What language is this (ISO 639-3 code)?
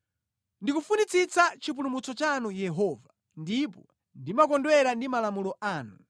nya